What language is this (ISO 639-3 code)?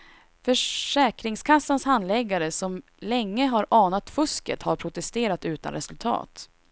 swe